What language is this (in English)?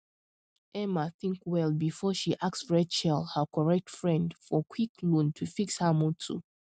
Nigerian Pidgin